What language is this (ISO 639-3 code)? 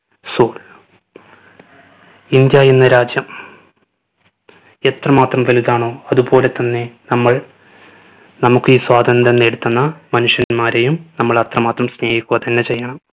mal